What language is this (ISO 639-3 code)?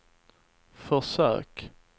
swe